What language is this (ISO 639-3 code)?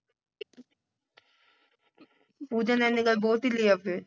pan